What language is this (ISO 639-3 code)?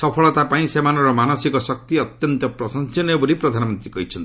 ori